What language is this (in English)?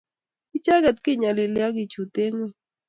Kalenjin